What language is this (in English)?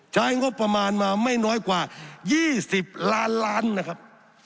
Thai